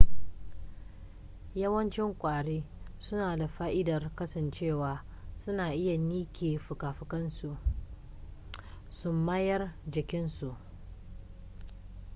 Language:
Hausa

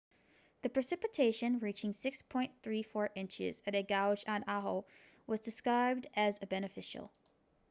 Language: English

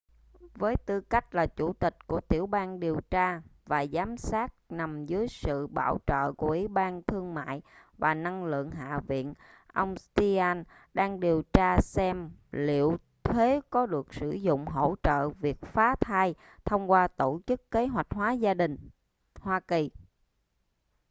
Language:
Vietnamese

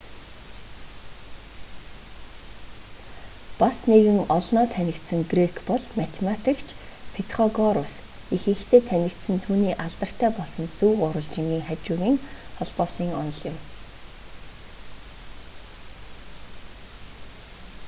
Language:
Mongolian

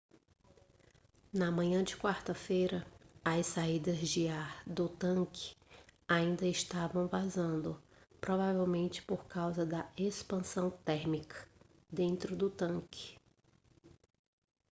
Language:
Portuguese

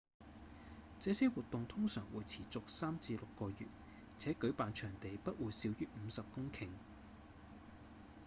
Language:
Cantonese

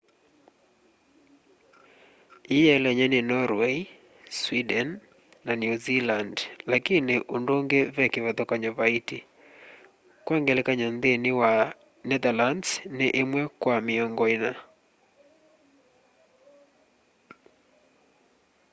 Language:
Kamba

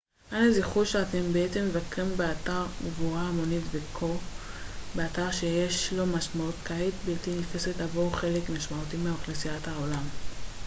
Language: Hebrew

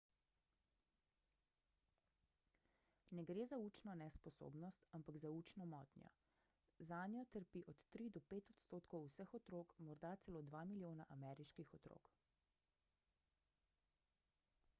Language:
Slovenian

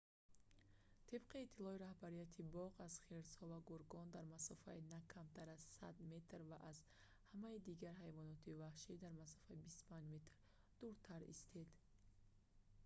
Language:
Tajik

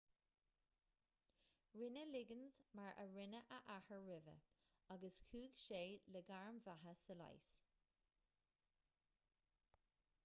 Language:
Irish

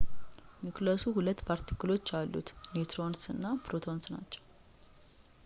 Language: Amharic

